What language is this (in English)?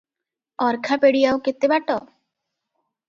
Odia